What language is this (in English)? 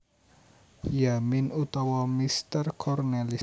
Javanese